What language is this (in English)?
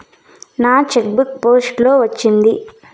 Telugu